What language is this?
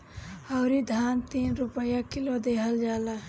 Bhojpuri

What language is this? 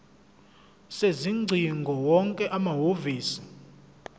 Zulu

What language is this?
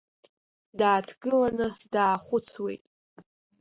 Abkhazian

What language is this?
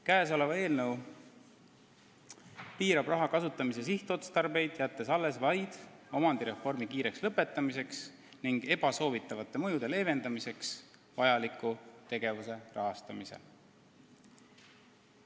Estonian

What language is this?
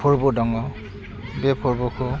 Bodo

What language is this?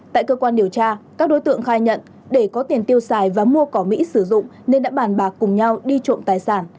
Vietnamese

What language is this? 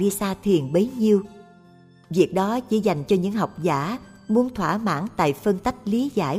Vietnamese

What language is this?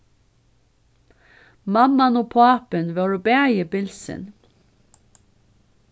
Faroese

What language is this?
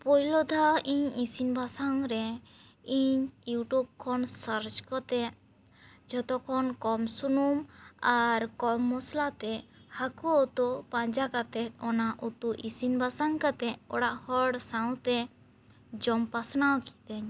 Santali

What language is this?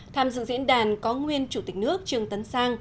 Vietnamese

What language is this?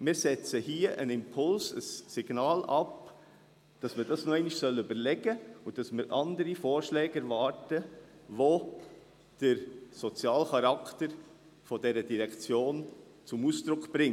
Swiss German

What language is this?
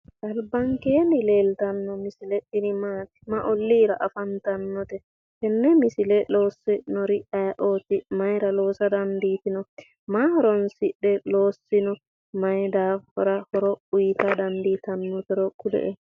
Sidamo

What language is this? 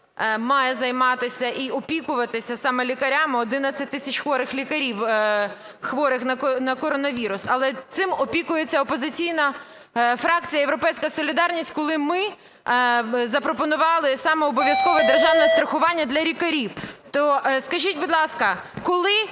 Ukrainian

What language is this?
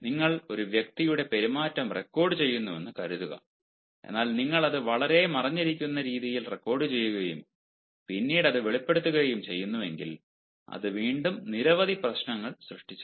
Malayalam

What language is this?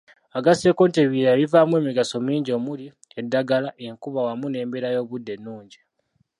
Ganda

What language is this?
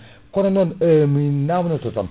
Fula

